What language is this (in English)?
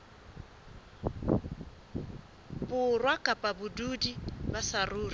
Southern Sotho